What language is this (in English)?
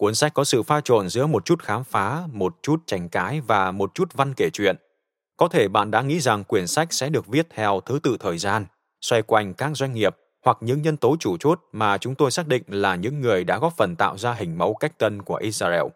Vietnamese